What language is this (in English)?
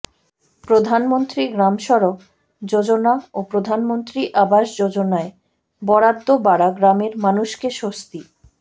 Bangla